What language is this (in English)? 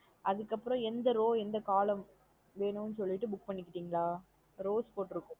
Tamil